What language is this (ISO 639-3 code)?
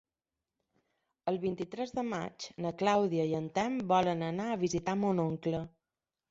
cat